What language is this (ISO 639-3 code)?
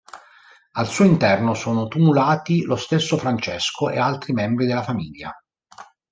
ita